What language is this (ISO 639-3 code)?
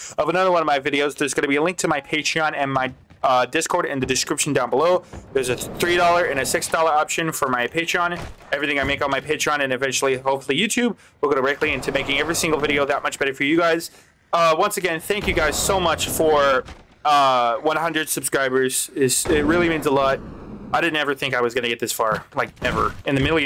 eng